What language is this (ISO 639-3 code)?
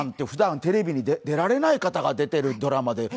jpn